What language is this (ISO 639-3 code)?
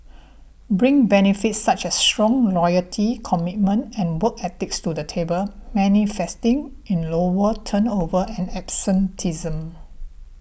eng